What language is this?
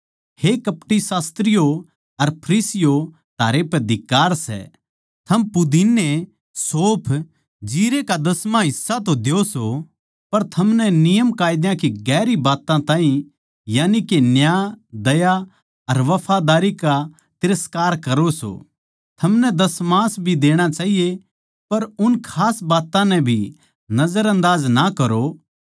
Haryanvi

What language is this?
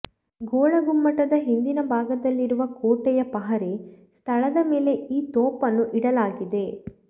Kannada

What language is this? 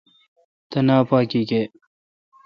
Kalkoti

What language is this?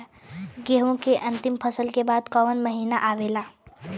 Bhojpuri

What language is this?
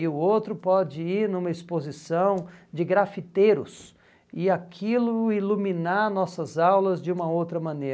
Portuguese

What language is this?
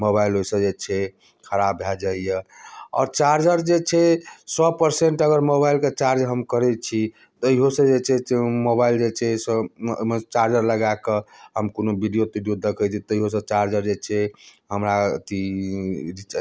Maithili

